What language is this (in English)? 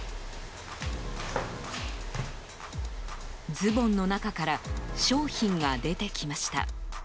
Japanese